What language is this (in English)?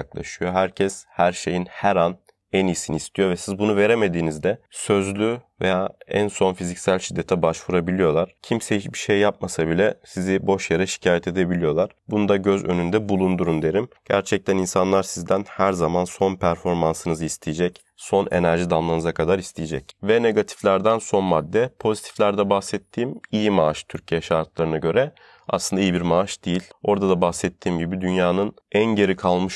Turkish